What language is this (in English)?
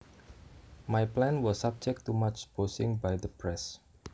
Javanese